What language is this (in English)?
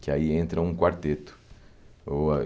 Portuguese